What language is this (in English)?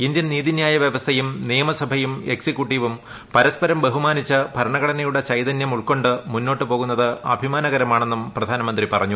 Malayalam